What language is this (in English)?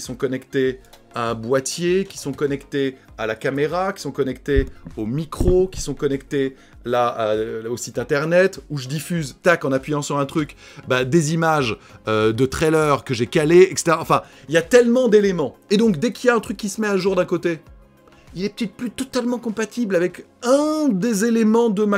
French